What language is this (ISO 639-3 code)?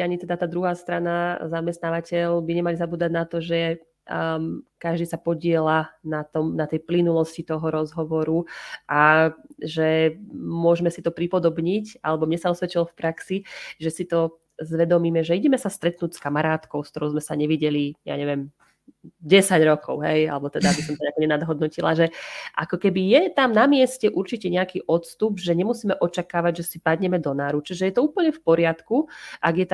slk